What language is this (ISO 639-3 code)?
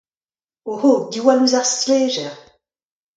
bre